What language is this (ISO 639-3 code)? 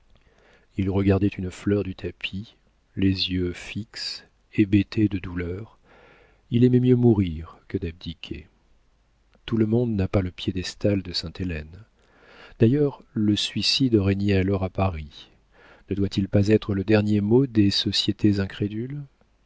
fra